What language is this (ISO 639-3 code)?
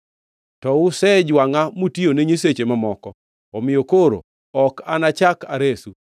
luo